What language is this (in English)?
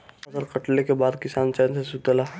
Bhojpuri